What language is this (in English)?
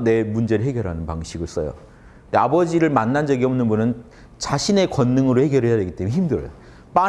Korean